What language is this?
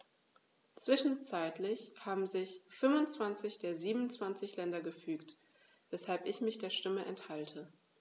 German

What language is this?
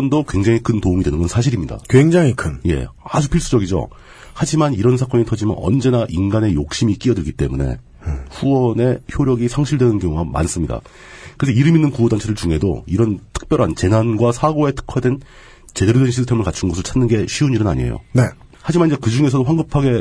Korean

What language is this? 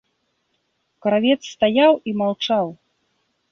Belarusian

